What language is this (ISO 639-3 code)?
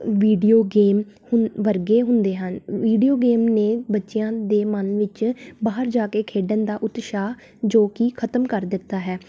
pan